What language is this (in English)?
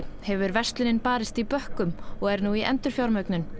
Icelandic